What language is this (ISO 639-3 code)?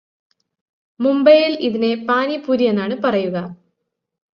mal